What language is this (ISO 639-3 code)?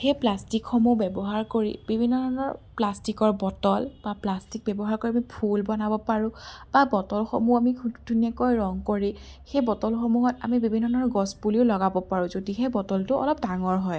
asm